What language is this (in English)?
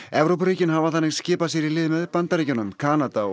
Icelandic